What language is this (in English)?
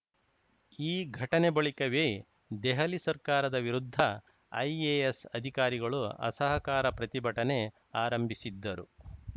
Kannada